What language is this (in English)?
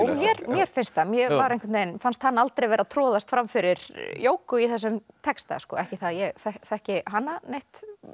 Icelandic